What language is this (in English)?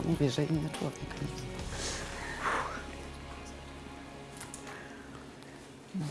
Polish